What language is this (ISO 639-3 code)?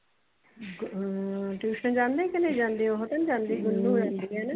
pan